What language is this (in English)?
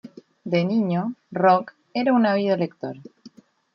Spanish